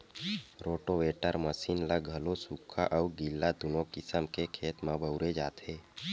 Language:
Chhattisgarhi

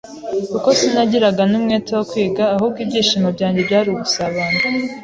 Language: Kinyarwanda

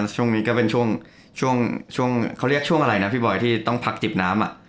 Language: Thai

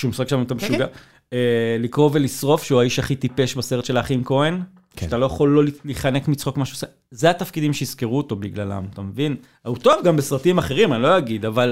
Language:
Hebrew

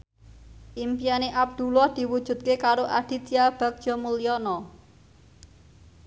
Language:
Javanese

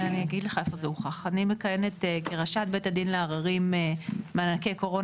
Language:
Hebrew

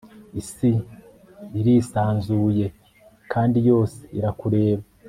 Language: Kinyarwanda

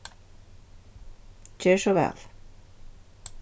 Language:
Faroese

